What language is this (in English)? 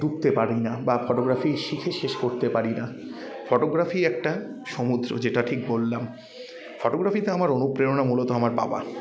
Bangla